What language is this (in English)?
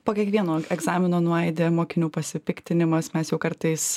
Lithuanian